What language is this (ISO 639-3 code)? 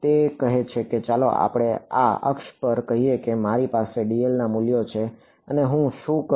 guj